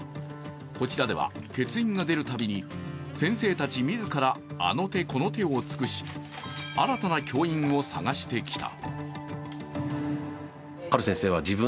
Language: Japanese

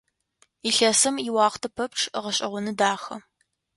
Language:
Adyghe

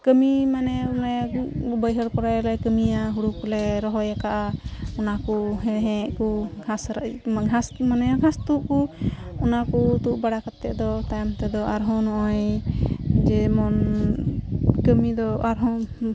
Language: Santali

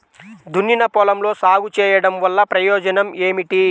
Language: Telugu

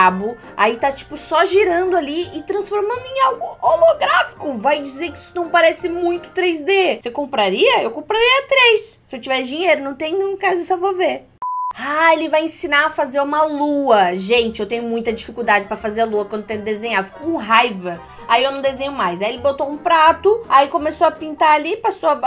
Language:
Portuguese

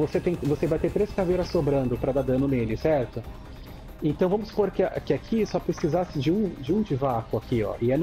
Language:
Portuguese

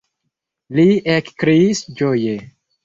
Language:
Esperanto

